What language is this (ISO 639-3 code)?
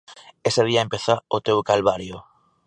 glg